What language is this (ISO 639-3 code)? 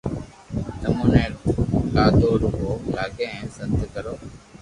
lrk